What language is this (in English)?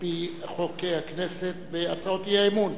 Hebrew